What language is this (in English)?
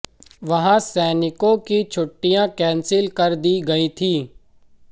Hindi